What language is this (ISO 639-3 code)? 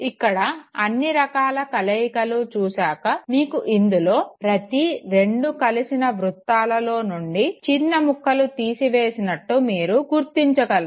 tel